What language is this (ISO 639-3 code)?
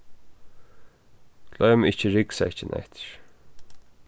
fao